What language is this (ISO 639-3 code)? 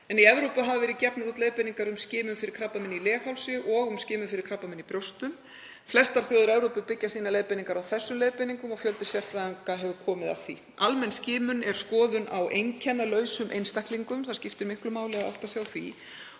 isl